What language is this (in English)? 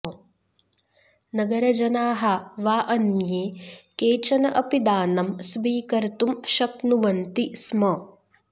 Sanskrit